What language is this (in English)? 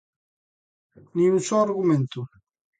Galician